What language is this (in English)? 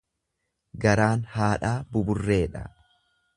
Oromo